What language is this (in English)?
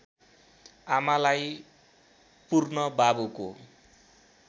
Nepali